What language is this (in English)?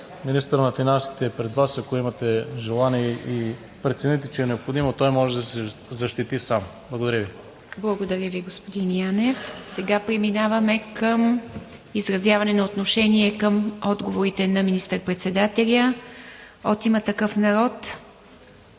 Bulgarian